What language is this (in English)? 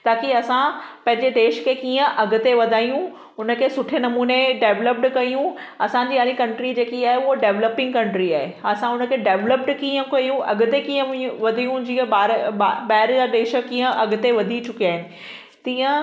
Sindhi